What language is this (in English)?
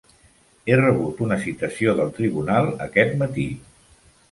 Catalan